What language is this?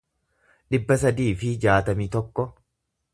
Oromo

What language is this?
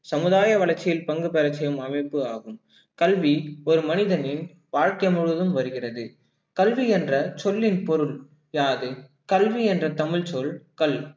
Tamil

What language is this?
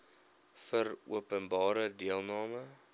Afrikaans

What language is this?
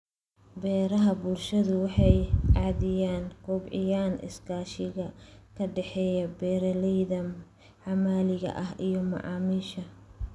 Somali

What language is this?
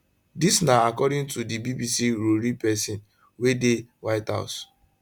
Nigerian Pidgin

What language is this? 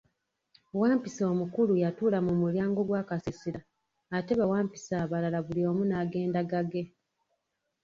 Ganda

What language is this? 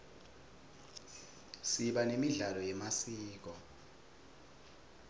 Swati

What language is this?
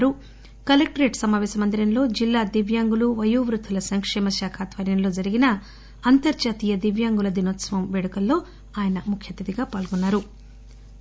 Telugu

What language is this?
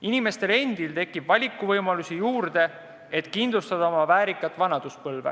Estonian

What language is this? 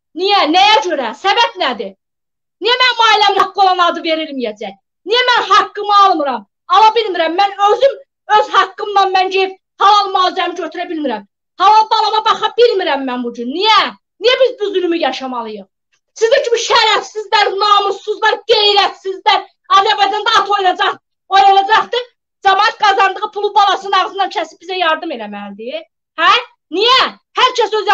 Turkish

